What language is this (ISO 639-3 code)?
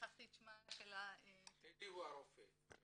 heb